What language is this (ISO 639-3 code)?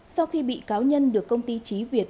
vie